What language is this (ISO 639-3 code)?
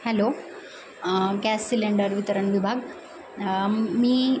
mar